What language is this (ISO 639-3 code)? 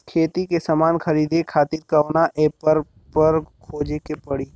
bho